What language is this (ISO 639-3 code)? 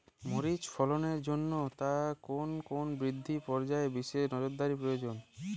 ben